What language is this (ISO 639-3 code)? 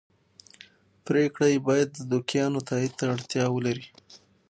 pus